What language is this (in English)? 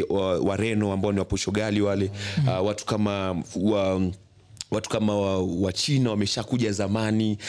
Swahili